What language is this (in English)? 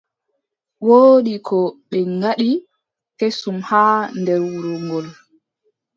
Adamawa Fulfulde